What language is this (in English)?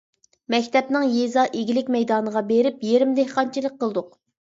Uyghur